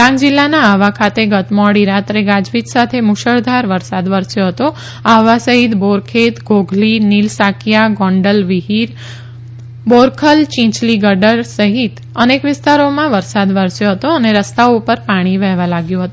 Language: Gujarati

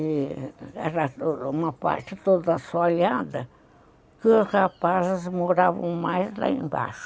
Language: Portuguese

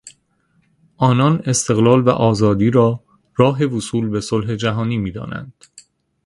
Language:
Persian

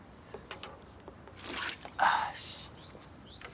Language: Japanese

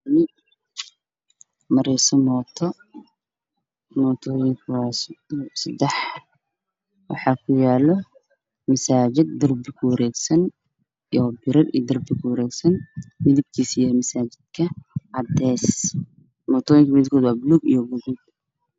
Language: Somali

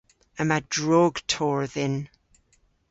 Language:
Cornish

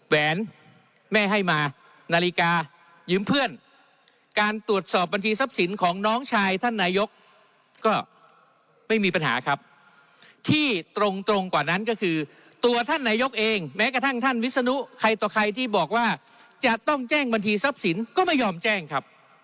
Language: Thai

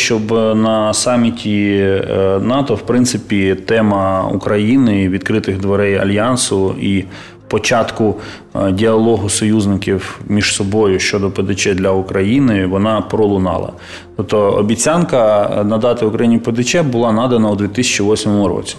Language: Ukrainian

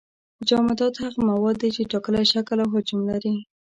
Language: Pashto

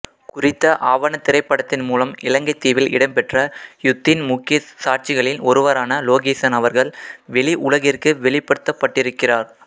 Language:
Tamil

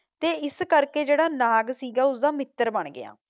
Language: Punjabi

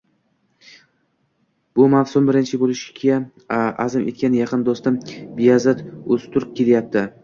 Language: Uzbek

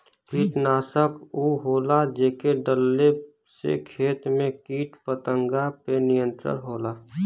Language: Bhojpuri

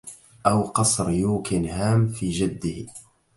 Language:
Arabic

